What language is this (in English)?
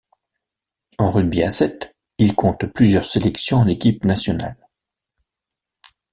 French